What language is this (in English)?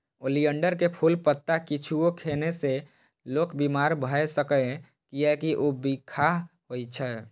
Maithili